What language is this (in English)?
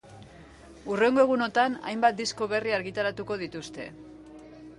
Basque